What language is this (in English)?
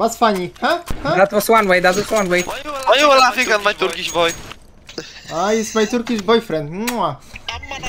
Polish